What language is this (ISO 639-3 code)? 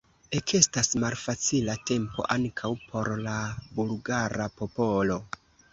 epo